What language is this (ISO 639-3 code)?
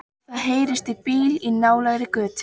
isl